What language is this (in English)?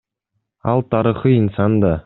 Kyrgyz